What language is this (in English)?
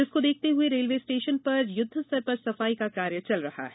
Hindi